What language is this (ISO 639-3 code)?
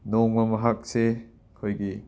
mni